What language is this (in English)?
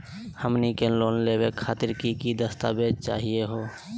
Magahi